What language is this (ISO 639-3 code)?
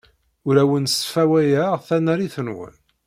kab